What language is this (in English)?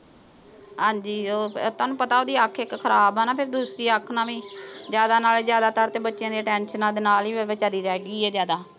Punjabi